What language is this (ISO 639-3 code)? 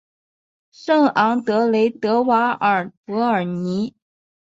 zho